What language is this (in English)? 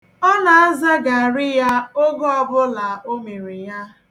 Igbo